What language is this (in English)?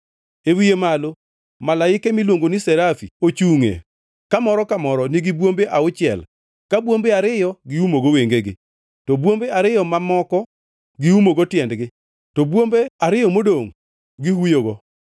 Luo (Kenya and Tanzania)